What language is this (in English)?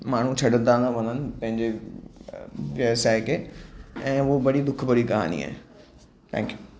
Sindhi